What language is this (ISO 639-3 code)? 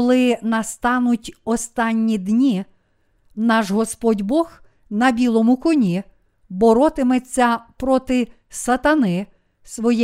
ukr